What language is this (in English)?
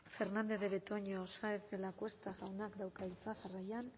Basque